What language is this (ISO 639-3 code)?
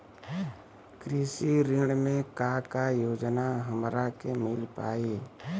bho